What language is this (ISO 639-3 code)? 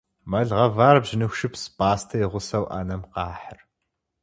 kbd